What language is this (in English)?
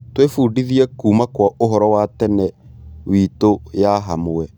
Kikuyu